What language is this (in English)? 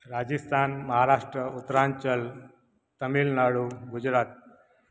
Sindhi